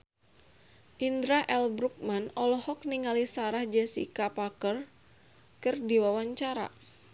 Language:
Sundanese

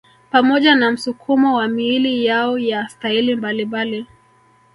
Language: Swahili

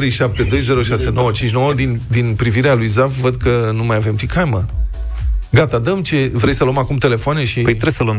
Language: Romanian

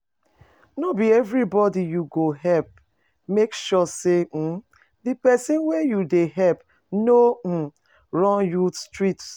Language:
Nigerian Pidgin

